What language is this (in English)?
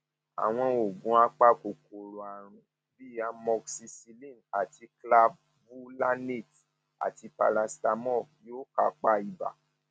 Yoruba